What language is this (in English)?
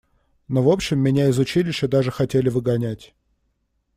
Russian